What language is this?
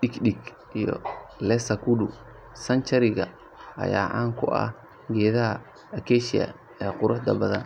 Somali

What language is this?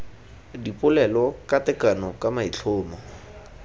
Tswana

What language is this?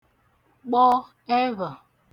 Igbo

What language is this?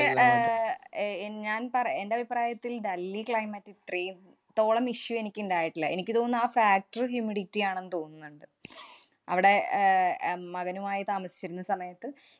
Malayalam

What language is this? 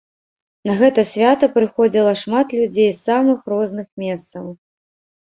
Belarusian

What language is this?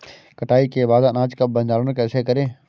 Hindi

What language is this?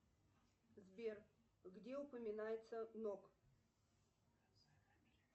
Russian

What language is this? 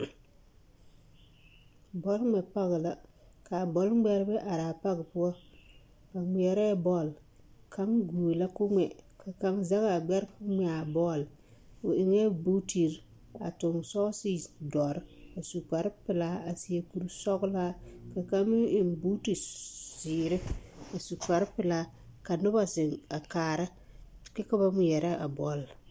Southern Dagaare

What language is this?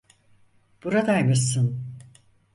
Turkish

